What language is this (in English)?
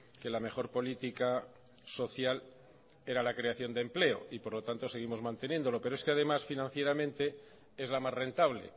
Spanish